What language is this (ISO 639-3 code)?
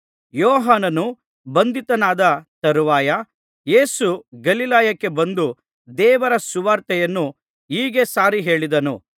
kan